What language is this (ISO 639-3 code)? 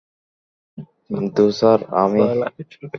ben